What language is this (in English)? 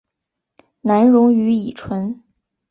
Chinese